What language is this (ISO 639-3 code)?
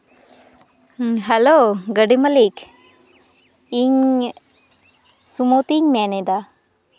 sat